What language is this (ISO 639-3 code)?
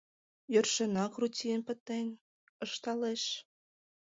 chm